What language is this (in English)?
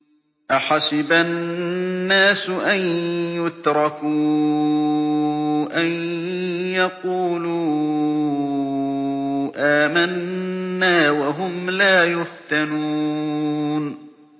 Arabic